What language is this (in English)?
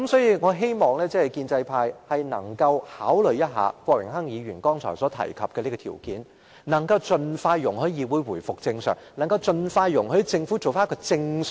Cantonese